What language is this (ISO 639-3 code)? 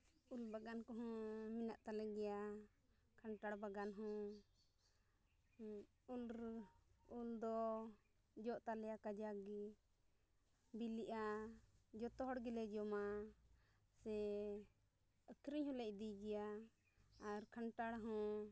sat